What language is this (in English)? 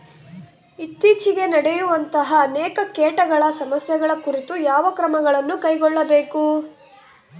Kannada